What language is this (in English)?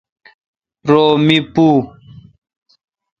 Kalkoti